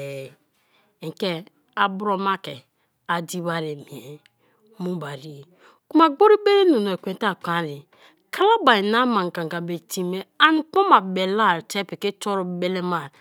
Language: Kalabari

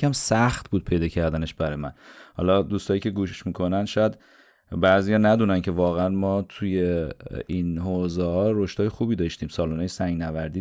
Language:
Persian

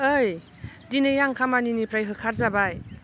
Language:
Bodo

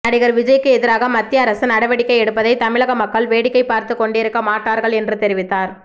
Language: Tamil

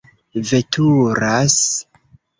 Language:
Esperanto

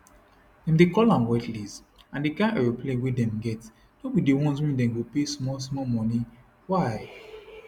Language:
Nigerian Pidgin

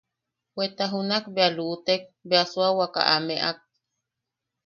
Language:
Yaqui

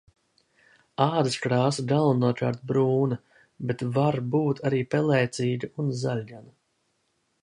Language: Latvian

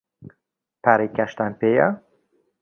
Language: Central Kurdish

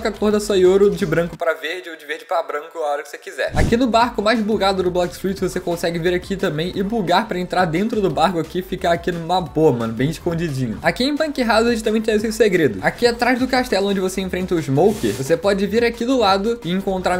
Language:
Portuguese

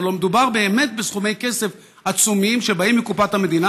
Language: Hebrew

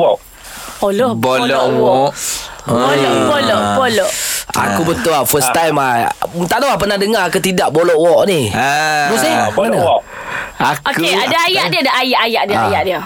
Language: Malay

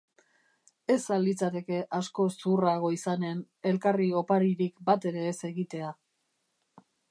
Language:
Basque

